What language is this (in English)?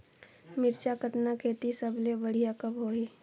Chhattisgarhi